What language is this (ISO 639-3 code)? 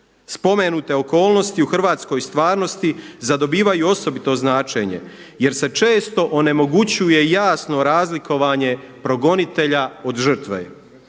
hrv